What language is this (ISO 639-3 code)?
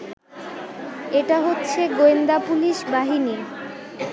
ben